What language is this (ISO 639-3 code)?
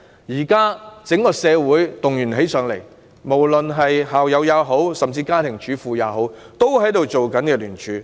yue